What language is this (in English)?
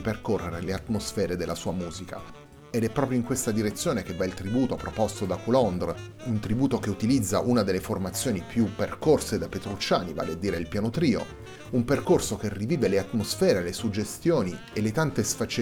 Italian